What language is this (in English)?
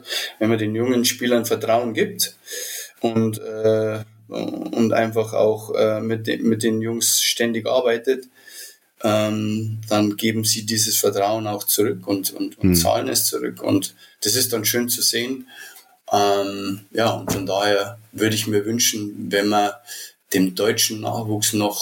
German